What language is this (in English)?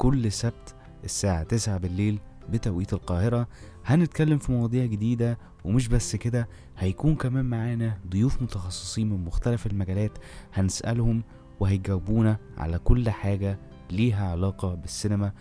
Arabic